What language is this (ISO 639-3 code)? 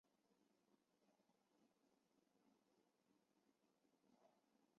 zho